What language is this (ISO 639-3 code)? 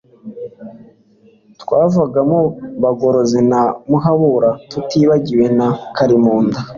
kin